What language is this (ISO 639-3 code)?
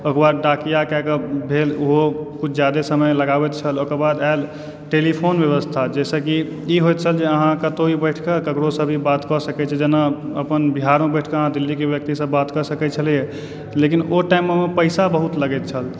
mai